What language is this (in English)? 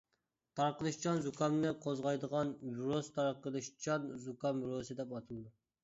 Uyghur